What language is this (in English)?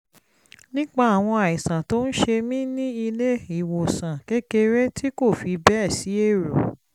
Yoruba